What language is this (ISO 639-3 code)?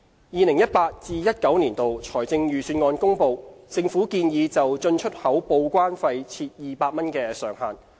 yue